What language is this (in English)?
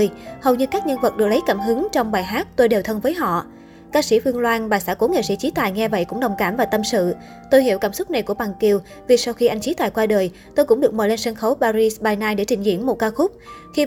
Vietnamese